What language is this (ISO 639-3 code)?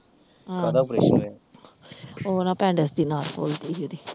pan